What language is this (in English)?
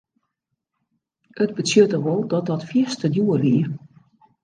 Western Frisian